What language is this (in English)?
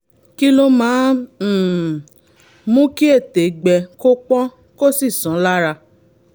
Yoruba